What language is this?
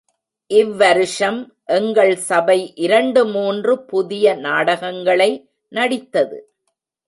Tamil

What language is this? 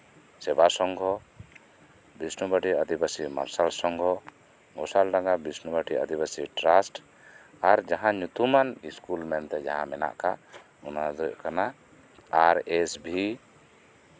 Santali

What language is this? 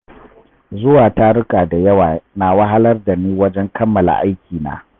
Hausa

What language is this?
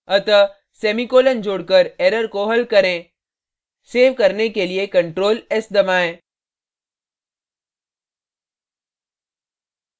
Hindi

